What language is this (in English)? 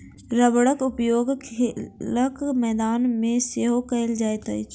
Maithili